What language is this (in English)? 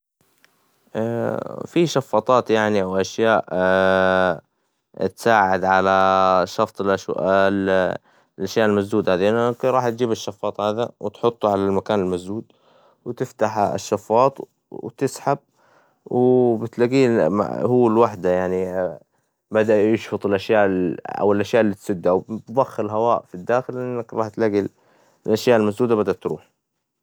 Hijazi Arabic